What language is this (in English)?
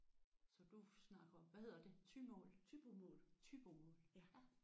Danish